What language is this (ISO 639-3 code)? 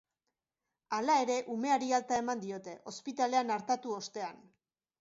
eus